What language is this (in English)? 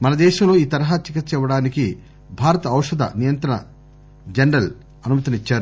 Telugu